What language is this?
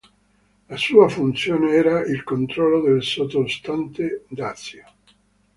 Italian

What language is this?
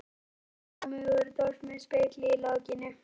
Icelandic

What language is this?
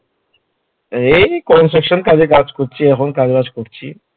Bangla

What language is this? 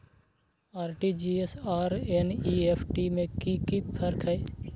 Maithili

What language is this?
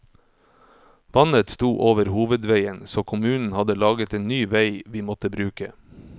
Norwegian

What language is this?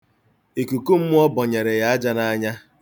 Igbo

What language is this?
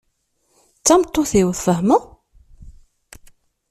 Kabyle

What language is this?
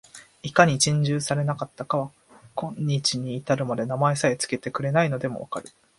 Japanese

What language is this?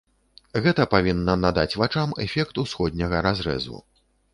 Belarusian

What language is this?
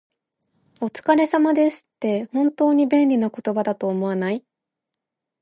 Japanese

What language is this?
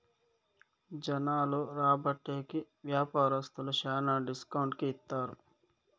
Telugu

